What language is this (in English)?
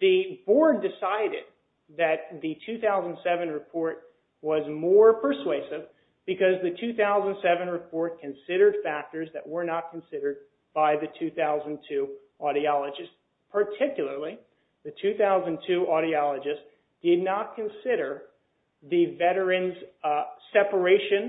English